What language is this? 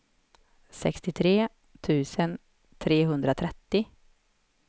Swedish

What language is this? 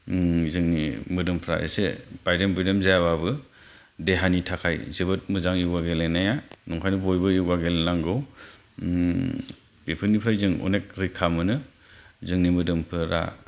Bodo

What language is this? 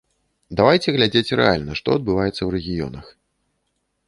Belarusian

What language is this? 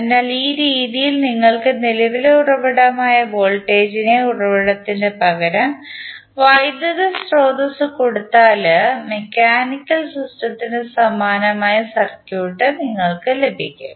Malayalam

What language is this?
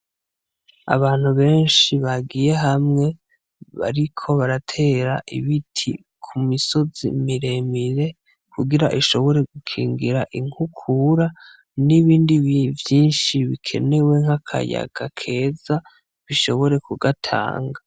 Rundi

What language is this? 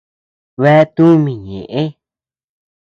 Tepeuxila Cuicatec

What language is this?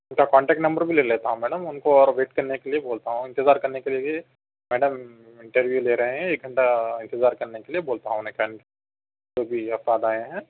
Urdu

